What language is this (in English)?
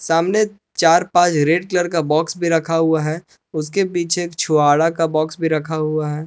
Hindi